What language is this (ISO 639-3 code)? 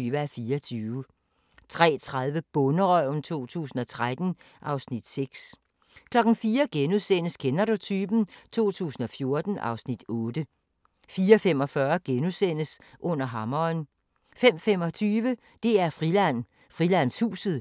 dan